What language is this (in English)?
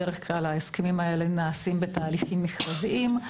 Hebrew